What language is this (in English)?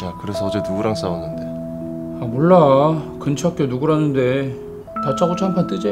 Korean